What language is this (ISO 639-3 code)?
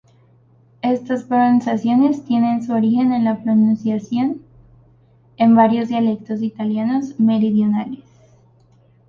spa